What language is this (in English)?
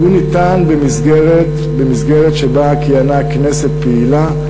Hebrew